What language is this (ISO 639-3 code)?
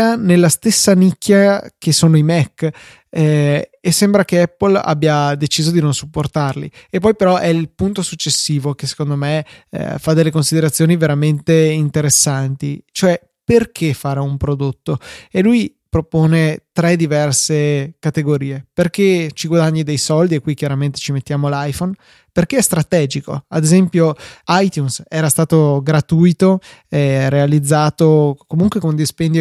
ita